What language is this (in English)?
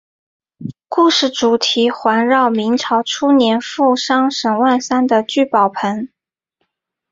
Chinese